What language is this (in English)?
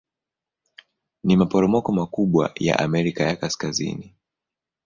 Swahili